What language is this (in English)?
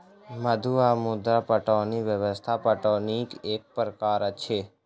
Maithili